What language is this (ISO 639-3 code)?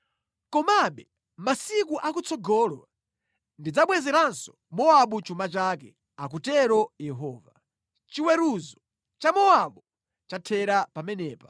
nya